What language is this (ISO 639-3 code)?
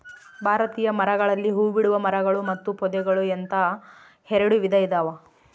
kan